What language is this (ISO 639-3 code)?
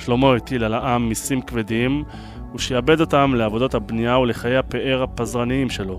heb